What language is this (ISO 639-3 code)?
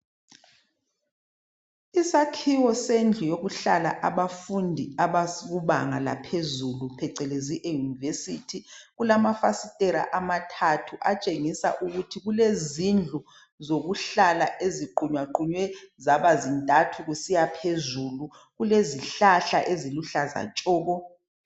nde